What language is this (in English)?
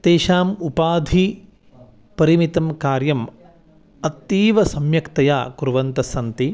Sanskrit